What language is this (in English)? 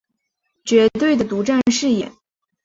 Chinese